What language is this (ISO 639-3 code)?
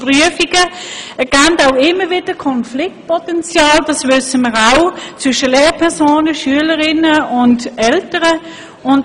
gsw